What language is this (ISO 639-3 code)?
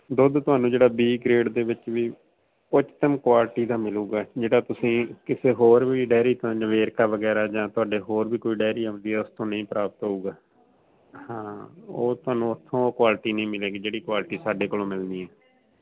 pan